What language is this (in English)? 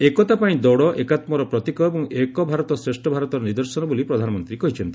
Odia